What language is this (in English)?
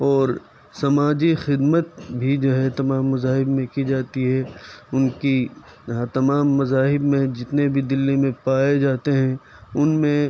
Urdu